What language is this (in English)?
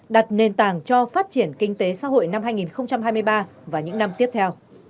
Vietnamese